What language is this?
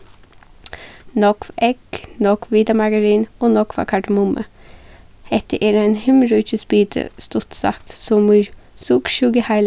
Faroese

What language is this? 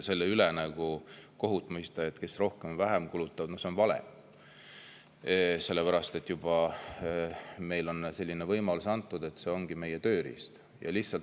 Estonian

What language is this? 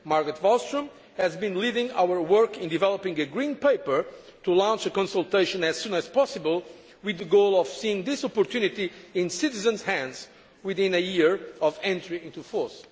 English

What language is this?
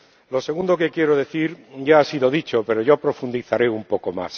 Spanish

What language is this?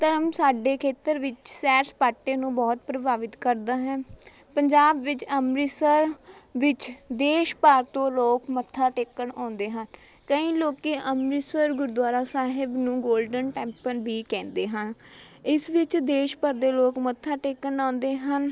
Punjabi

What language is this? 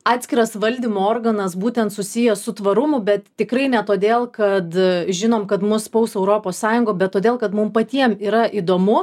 Lithuanian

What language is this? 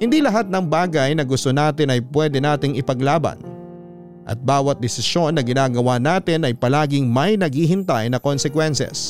Filipino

